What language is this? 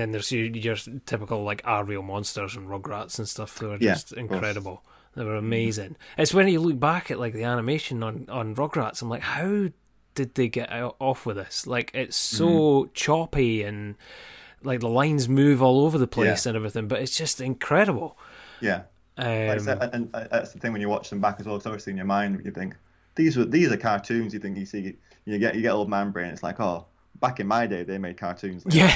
English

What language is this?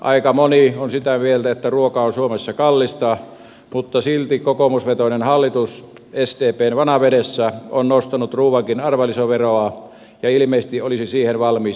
Finnish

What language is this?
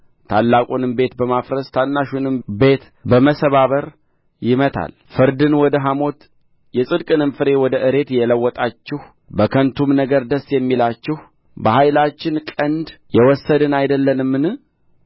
Amharic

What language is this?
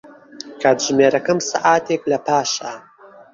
Central Kurdish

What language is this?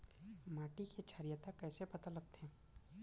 Chhattisgarhi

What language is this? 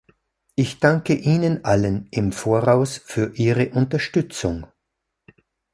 German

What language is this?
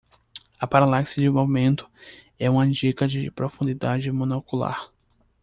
Portuguese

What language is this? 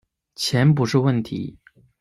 Chinese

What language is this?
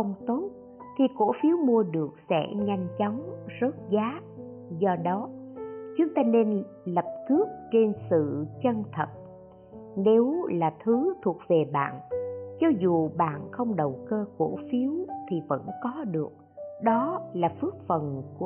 Vietnamese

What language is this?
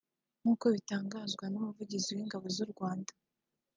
Kinyarwanda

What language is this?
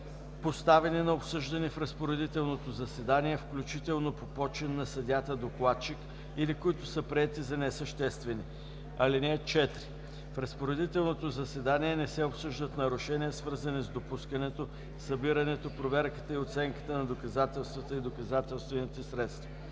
Bulgarian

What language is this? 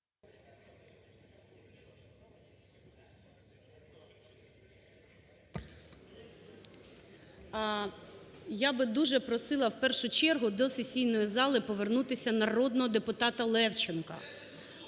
Ukrainian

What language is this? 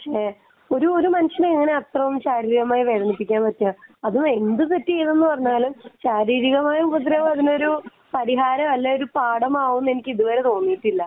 Malayalam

